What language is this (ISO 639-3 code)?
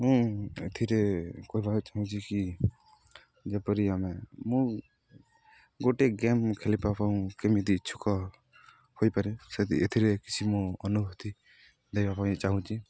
ori